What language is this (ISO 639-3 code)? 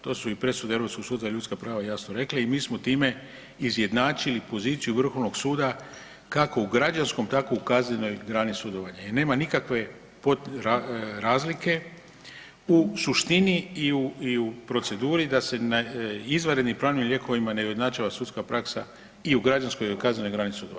hrv